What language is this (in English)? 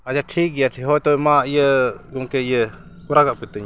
Santali